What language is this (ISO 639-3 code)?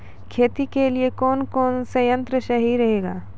mai